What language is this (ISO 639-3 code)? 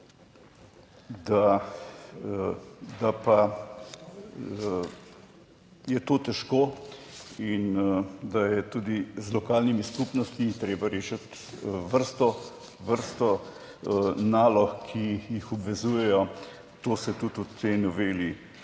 slv